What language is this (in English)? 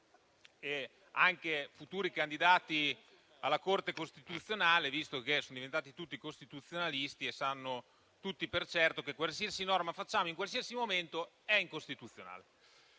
Italian